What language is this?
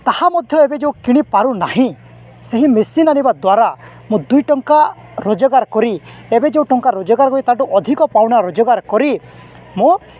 Odia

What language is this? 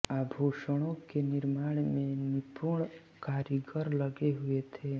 Hindi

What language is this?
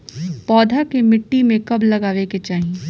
Bhojpuri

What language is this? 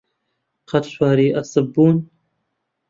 Central Kurdish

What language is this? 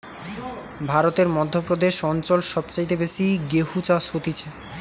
Bangla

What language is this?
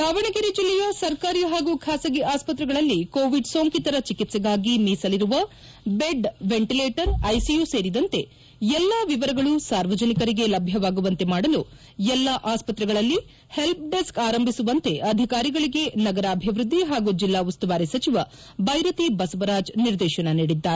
Kannada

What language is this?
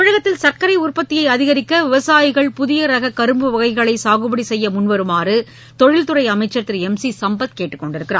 Tamil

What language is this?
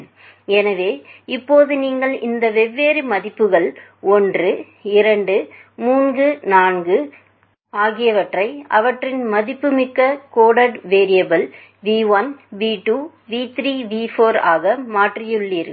Tamil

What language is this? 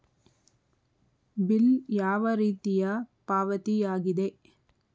Kannada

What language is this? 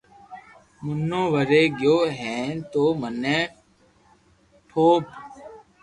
Loarki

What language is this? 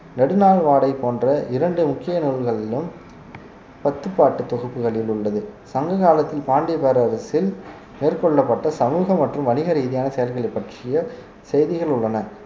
Tamil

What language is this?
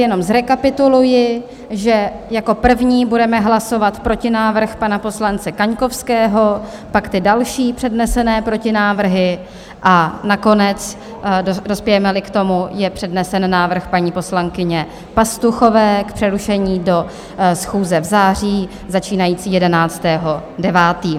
Czech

